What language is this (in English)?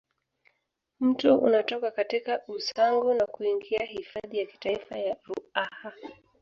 Swahili